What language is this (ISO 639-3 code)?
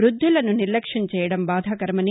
tel